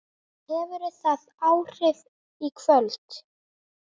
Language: Icelandic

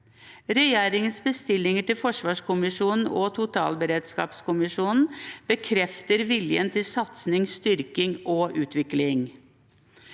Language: Norwegian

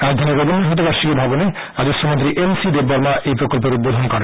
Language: Bangla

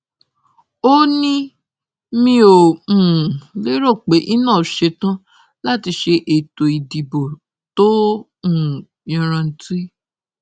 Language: Yoruba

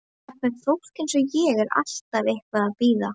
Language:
Icelandic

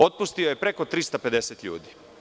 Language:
Serbian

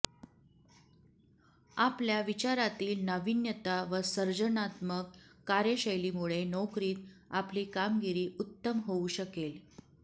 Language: Marathi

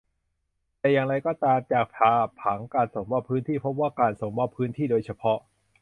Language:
Thai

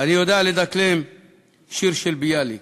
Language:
Hebrew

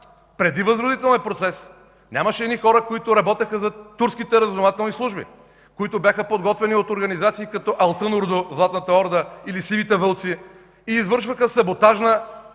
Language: Bulgarian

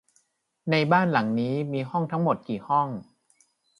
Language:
Thai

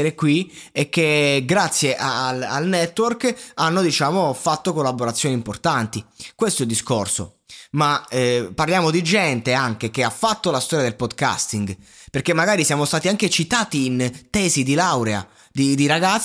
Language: Italian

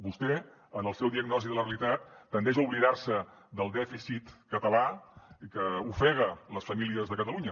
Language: Catalan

